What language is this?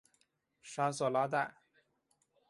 Chinese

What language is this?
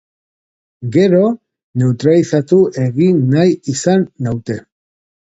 Basque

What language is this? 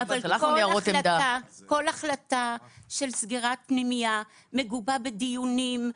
Hebrew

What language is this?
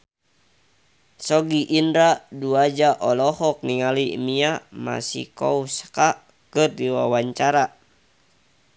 Sundanese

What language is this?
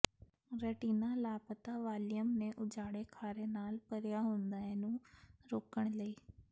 Punjabi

